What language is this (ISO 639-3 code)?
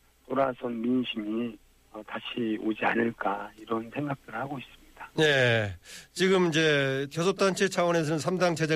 kor